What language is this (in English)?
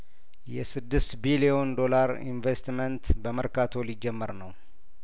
Amharic